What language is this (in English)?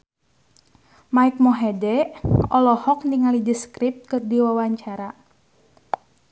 Sundanese